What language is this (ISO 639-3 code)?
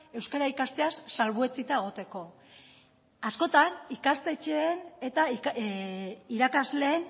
eus